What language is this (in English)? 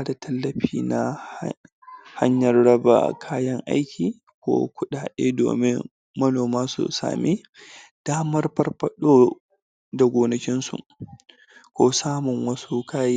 Hausa